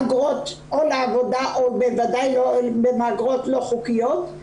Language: Hebrew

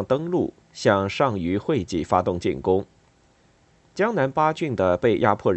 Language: Chinese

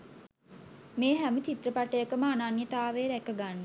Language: Sinhala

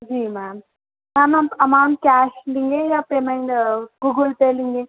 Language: Urdu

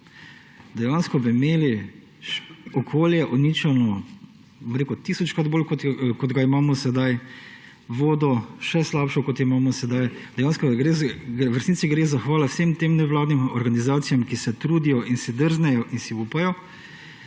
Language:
Slovenian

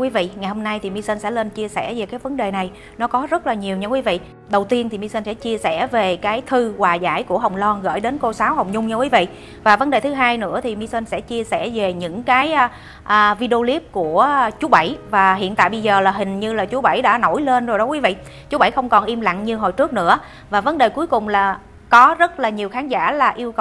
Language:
Vietnamese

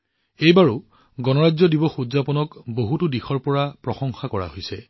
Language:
Assamese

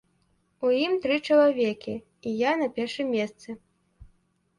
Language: Belarusian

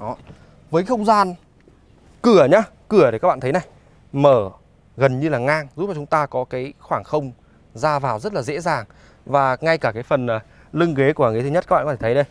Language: Vietnamese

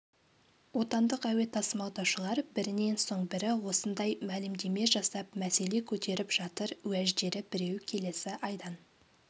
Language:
Kazakh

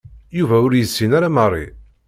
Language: Kabyle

